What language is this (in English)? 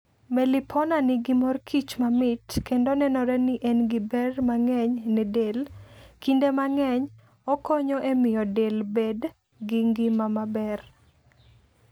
Luo (Kenya and Tanzania)